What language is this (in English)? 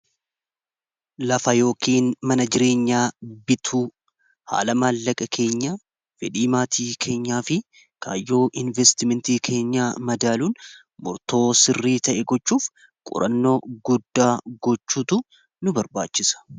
Oromo